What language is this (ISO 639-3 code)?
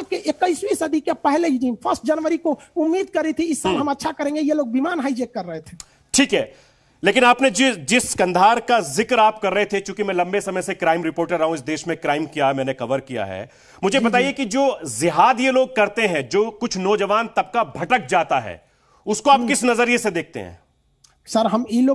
hin